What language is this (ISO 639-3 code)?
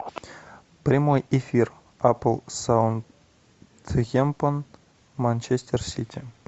rus